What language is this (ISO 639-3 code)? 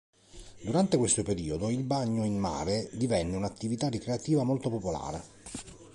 ita